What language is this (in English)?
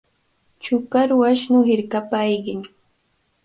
Cajatambo North Lima Quechua